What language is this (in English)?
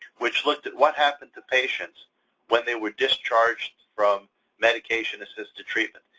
English